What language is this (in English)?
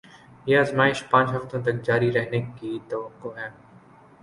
Urdu